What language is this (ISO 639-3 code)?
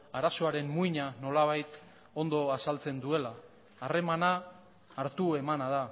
eus